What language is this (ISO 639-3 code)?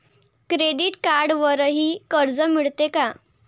mar